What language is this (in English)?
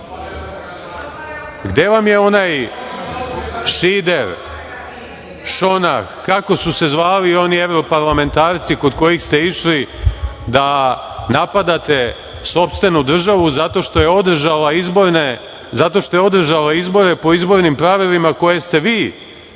Serbian